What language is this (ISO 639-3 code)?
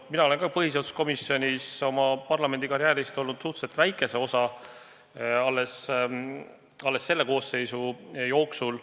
est